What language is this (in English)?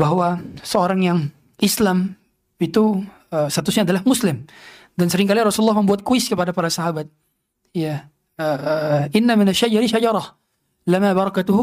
Indonesian